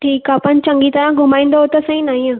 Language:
Sindhi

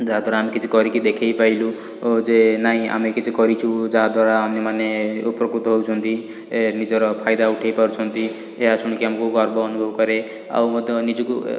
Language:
Odia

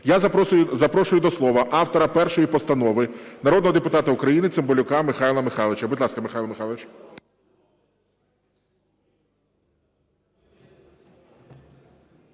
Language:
Ukrainian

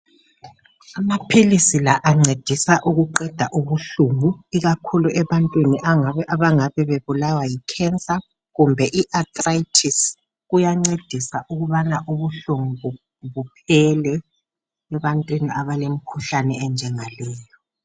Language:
North Ndebele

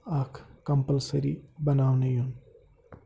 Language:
Kashmiri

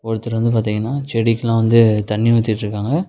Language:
Tamil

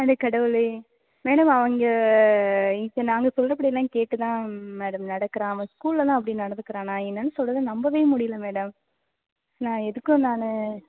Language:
Tamil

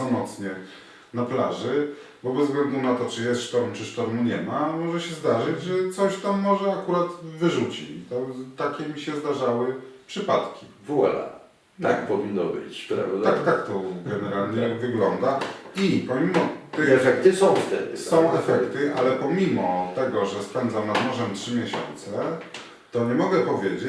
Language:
Polish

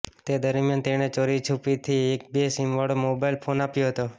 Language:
Gujarati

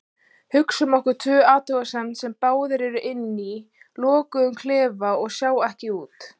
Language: Icelandic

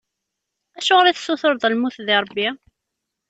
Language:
Kabyle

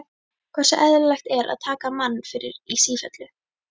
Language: Icelandic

